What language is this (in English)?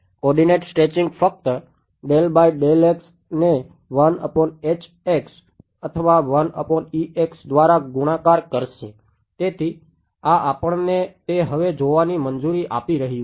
Gujarati